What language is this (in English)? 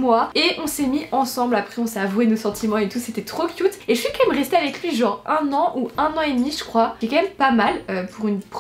French